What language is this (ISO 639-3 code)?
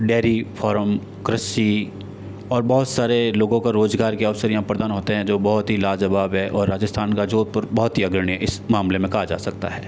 hin